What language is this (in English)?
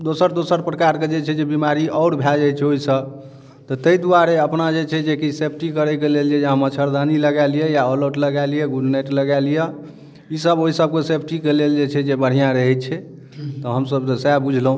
Maithili